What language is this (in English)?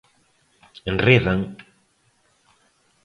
Galician